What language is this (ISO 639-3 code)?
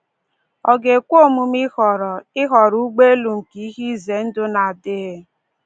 ibo